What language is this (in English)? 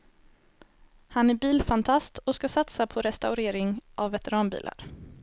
Swedish